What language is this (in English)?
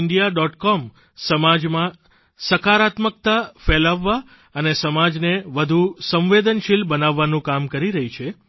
Gujarati